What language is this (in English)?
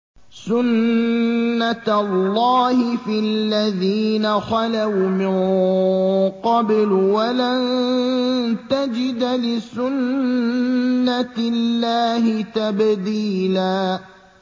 Arabic